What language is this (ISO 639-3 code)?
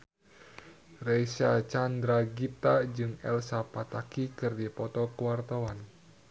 sun